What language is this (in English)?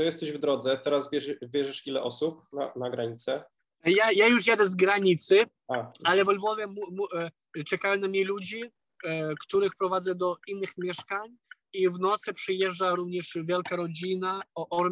Polish